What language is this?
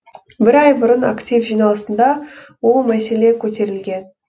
Kazakh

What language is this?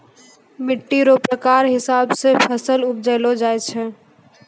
Maithili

